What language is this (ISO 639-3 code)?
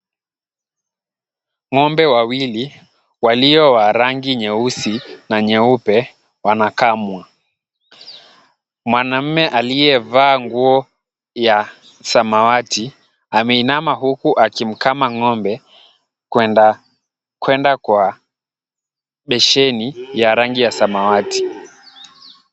swa